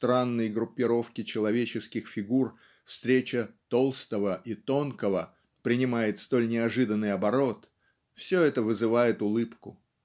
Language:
Russian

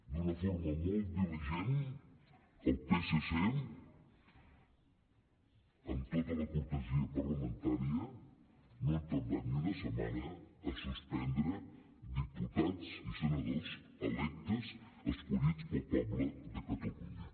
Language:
Catalan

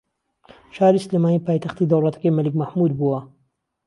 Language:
Central Kurdish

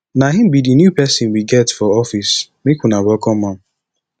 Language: Nigerian Pidgin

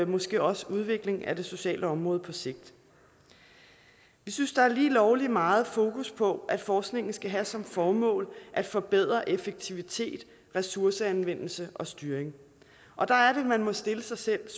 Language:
Danish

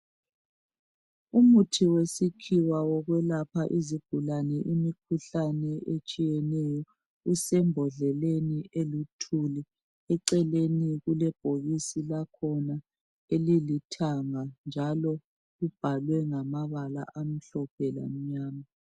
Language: North Ndebele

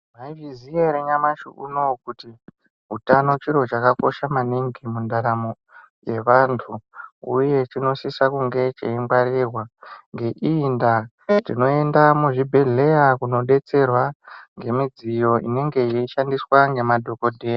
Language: Ndau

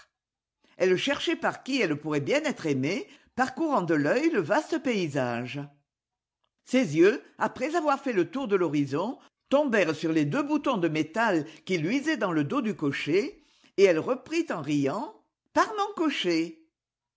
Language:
French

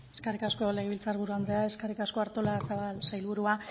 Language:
Basque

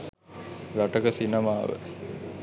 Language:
Sinhala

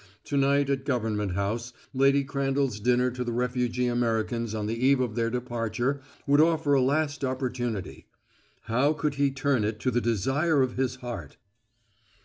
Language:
English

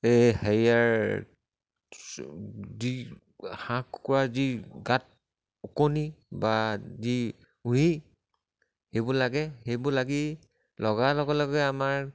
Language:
Assamese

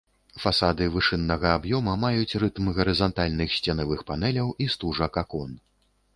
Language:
Belarusian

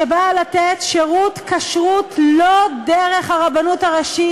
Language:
Hebrew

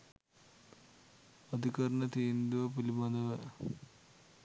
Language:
Sinhala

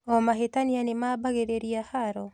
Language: Kikuyu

